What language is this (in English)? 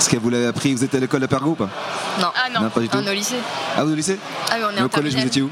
French